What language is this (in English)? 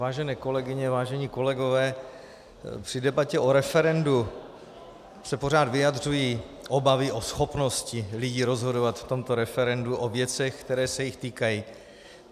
Czech